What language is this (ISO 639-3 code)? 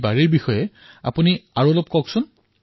asm